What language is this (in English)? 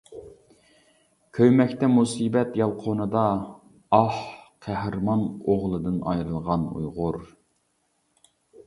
Uyghur